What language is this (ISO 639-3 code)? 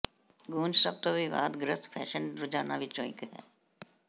pan